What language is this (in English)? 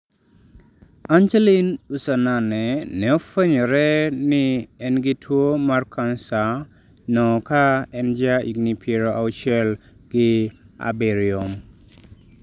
Luo (Kenya and Tanzania)